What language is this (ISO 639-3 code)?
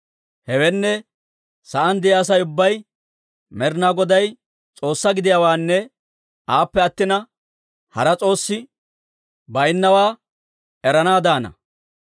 dwr